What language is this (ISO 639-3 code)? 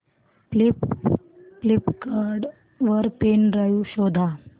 mar